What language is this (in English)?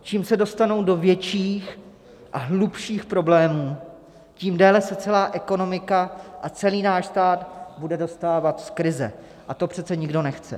Czech